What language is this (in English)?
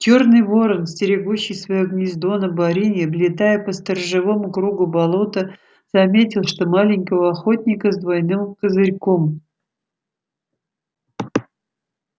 Russian